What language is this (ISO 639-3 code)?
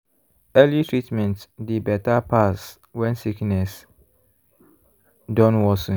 pcm